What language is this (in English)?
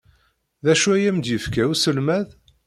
Kabyle